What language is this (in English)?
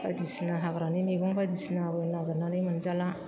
Bodo